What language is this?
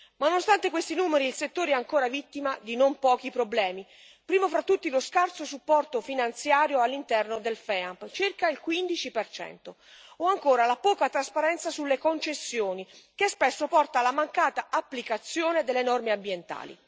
Italian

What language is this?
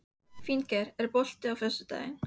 Icelandic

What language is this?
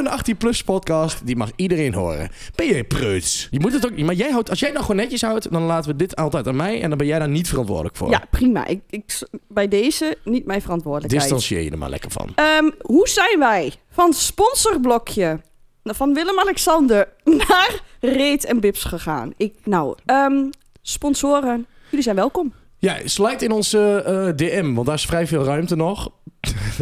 Dutch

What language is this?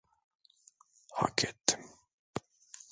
Turkish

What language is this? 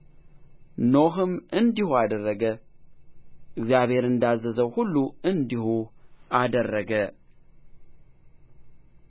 Amharic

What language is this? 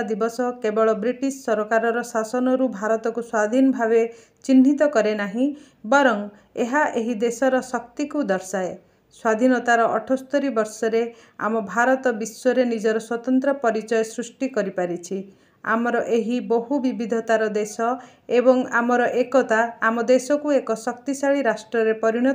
Gujarati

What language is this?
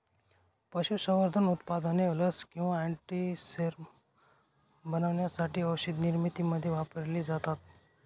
Marathi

